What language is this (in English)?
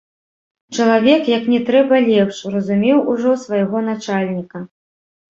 Belarusian